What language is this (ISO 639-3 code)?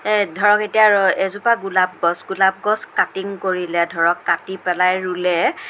asm